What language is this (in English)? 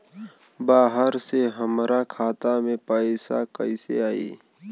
Bhojpuri